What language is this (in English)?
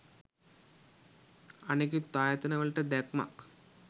Sinhala